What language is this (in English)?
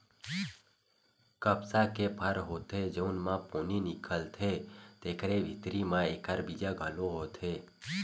Chhattisgarhi